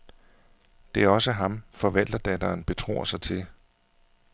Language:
Danish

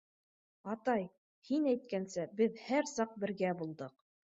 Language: Bashkir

